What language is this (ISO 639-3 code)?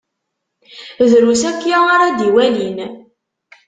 kab